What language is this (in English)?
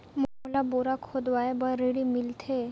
Chhattisgarhi